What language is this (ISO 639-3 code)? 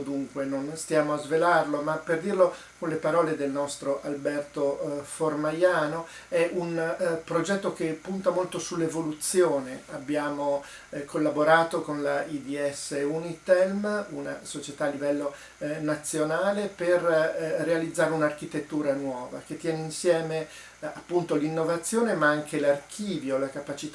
ita